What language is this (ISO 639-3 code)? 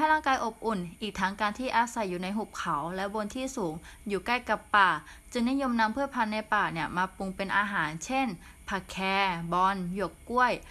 tha